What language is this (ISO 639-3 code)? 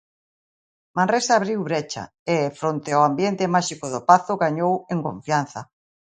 glg